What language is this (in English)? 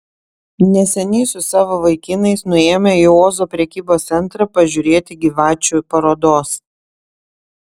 Lithuanian